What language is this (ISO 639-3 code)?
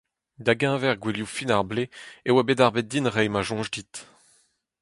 bre